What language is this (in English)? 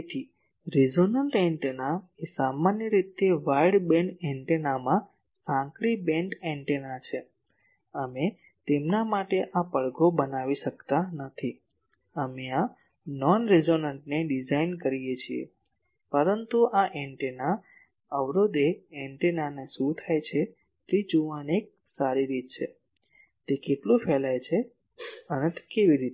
Gujarati